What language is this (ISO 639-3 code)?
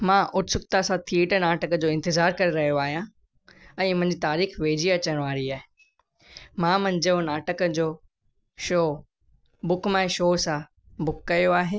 snd